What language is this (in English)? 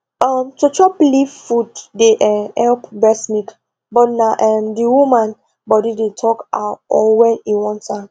Nigerian Pidgin